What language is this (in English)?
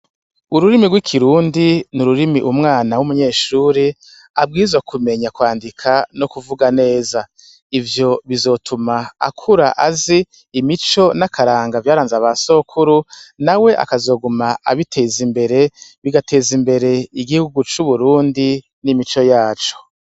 Rundi